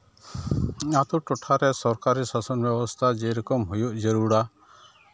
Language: Santali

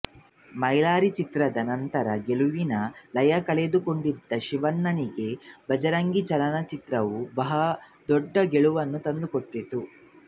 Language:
Kannada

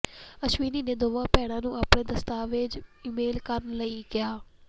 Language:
Punjabi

